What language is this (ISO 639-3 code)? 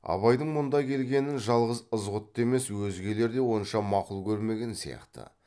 kaz